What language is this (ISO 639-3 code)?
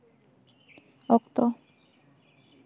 sat